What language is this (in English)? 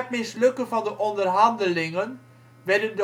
Dutch